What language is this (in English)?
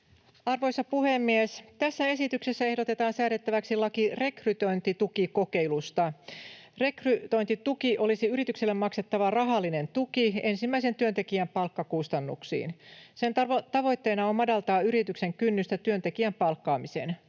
Finnish